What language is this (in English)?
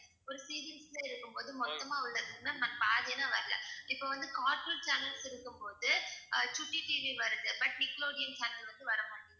Tamil